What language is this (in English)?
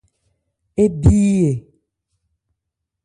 Ebrié